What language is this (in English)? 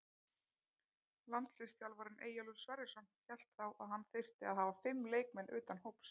Icelandic